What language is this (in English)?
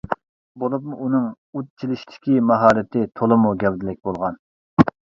Uyghur